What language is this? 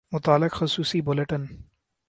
Urdu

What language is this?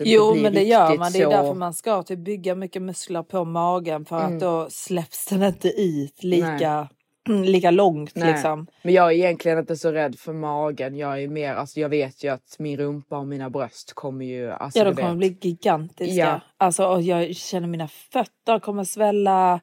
Swedish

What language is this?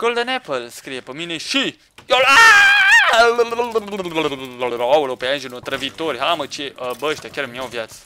Romanian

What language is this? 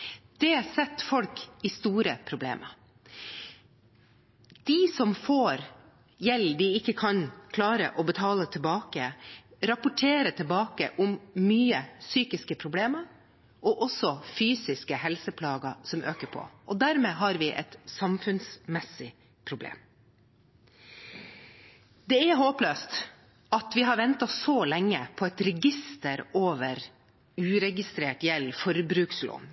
Norwegian Bokmål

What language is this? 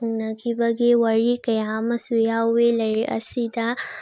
Manipuri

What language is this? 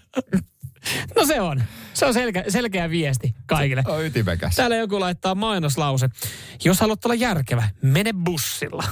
Finnish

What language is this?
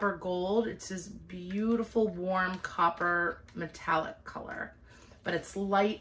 English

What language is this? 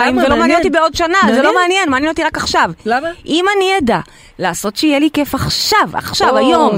Hebrew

